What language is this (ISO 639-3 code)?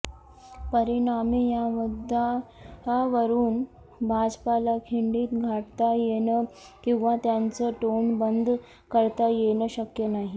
mar